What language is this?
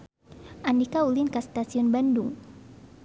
Sundanese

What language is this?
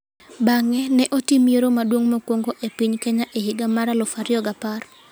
Luo (Kenya and Tanzania)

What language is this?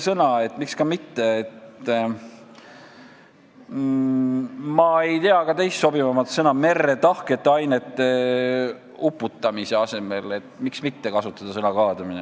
Estonian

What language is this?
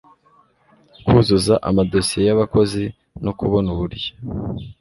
Kinyarwanda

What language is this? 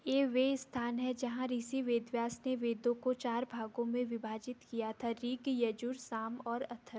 Hindi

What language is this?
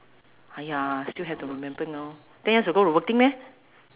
English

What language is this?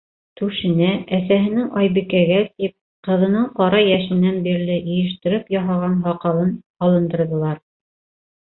Bashkir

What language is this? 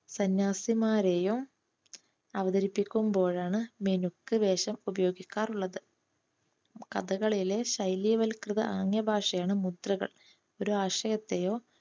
Malayalam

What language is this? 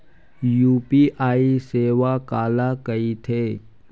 Chhattisgarhi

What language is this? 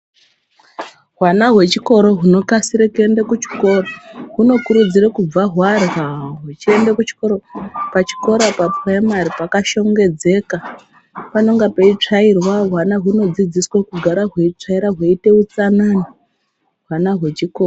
Ndau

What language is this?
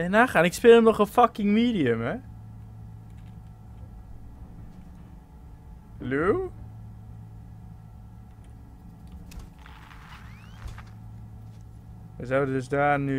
Dutch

